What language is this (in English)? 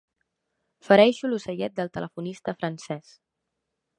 Catalan